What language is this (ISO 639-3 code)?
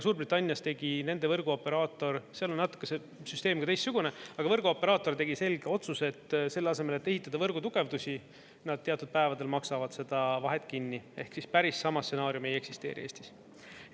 est